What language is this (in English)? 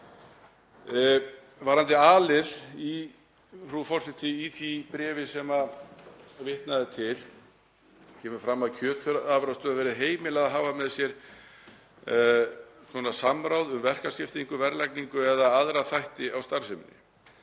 Icelandic